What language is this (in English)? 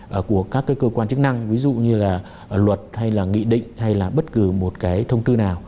Vietnamese